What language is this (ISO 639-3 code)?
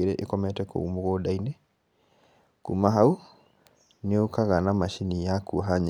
kik